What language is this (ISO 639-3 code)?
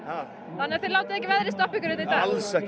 isl